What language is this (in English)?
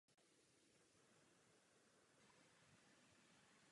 Czech